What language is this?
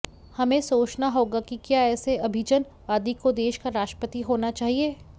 Hindi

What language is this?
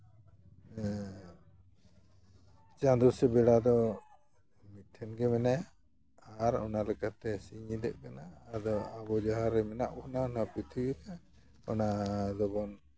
Santali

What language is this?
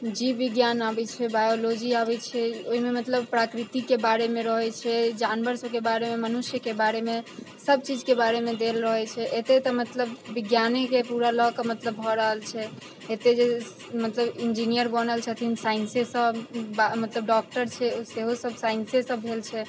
Maithili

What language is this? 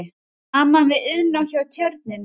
Icelandic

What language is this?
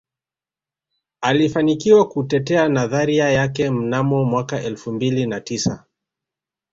Swahili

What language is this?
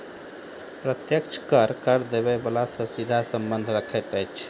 Maithili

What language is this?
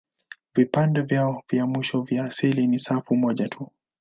Swahili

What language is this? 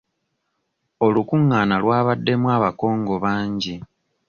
Ganda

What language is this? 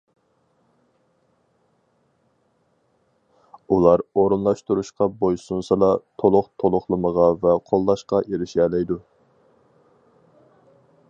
Uyghur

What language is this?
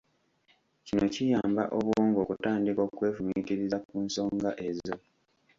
Ganda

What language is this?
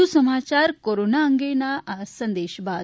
Gujarati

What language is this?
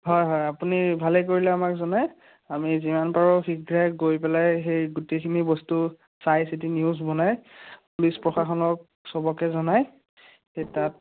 Assamese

